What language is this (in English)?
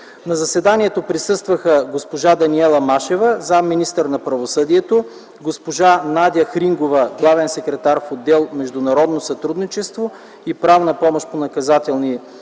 Bulgarian